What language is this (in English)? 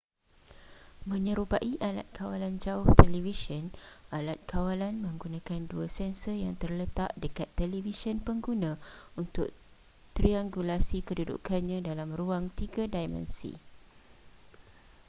Malay